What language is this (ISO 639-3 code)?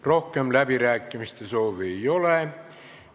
est